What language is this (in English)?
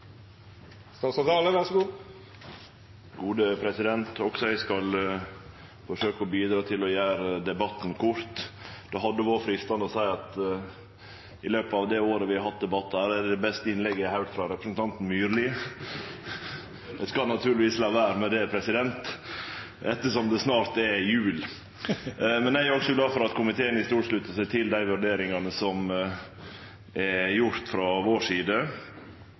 Norwegian